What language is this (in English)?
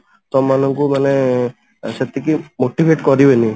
Odia